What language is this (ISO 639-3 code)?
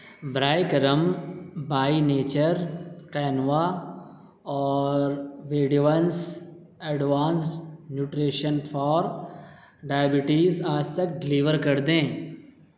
urd